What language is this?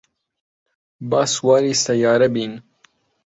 Central Kurdish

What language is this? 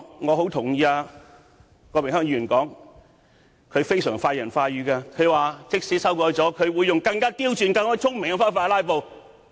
Cantonese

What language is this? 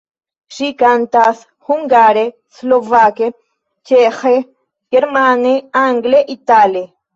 Esperanto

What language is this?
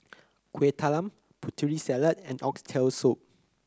English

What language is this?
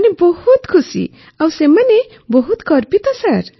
Odia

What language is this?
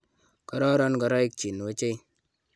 Kalenjin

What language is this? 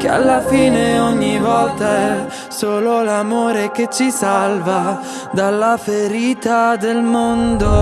Italian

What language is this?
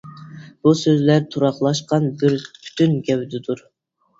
Uyghur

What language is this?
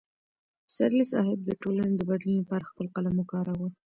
Pashto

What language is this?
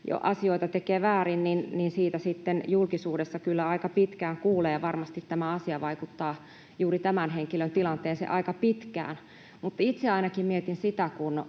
Finnish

